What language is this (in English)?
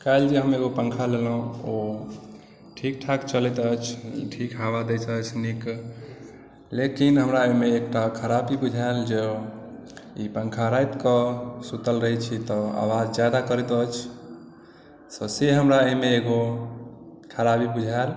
Maithili